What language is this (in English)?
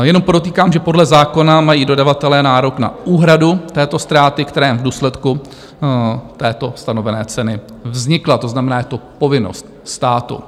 Czech